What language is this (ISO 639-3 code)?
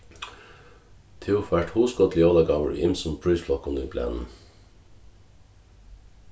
fao